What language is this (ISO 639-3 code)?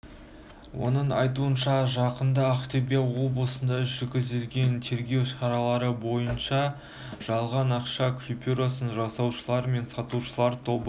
kaz